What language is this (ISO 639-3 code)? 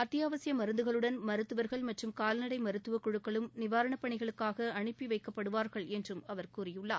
tam